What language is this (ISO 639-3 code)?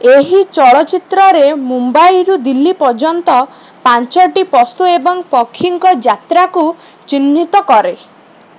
ori